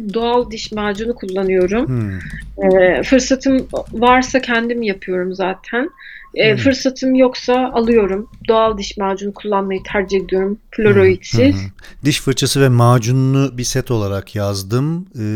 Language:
Turkish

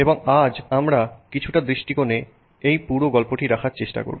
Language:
Bangla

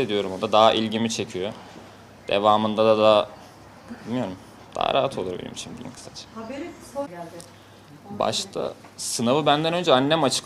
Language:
Turkish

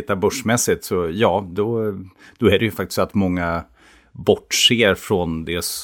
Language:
Swedish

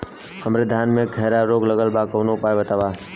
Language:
Bhojpuri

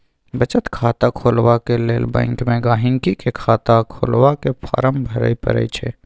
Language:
Maithili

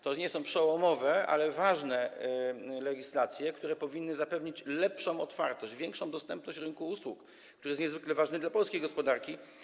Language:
Polish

